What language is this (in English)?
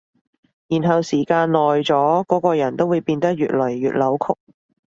Cantonese